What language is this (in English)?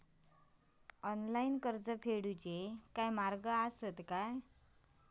Marathi